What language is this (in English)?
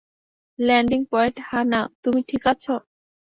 Bangla